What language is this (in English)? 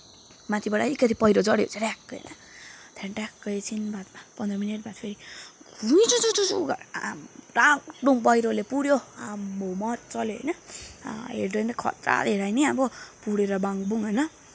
Nepali